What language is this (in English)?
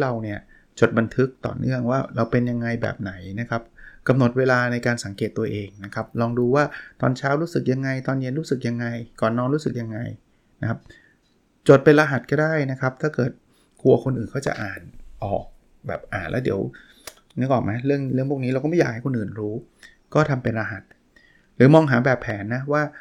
Thai